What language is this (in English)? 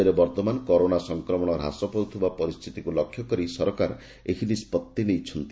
Odia